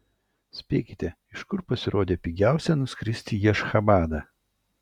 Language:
Lithuanian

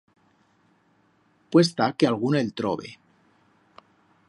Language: Aragonese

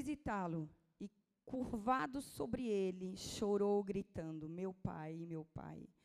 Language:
Portuguese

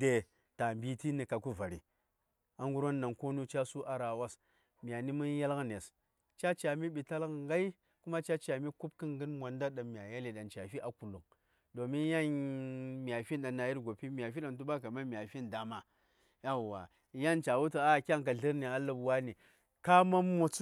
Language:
Saya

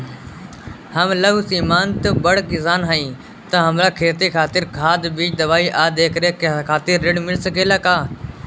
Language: Bhojpuri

